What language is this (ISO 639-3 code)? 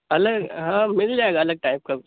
urd